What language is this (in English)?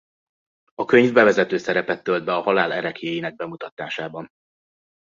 Hungarian